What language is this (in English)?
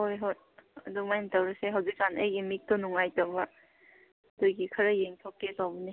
Manipuri